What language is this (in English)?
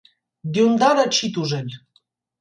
Armenian